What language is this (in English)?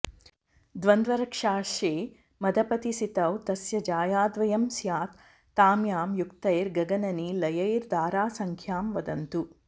Sanskrit